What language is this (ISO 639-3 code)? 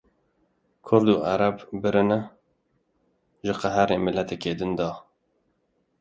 kur